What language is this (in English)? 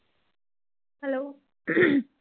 Punjabi